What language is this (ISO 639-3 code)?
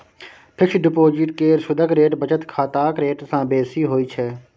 mai